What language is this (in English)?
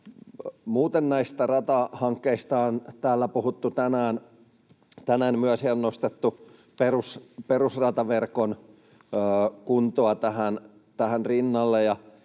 Finnish